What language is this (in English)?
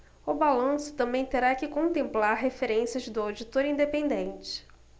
Portuguese